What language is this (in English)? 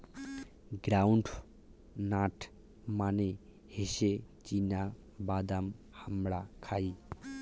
Bangla